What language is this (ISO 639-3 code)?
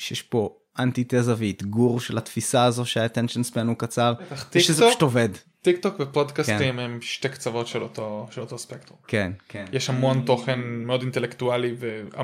heb